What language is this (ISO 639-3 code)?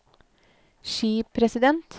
nor